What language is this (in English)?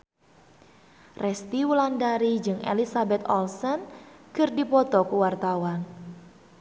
Sundanese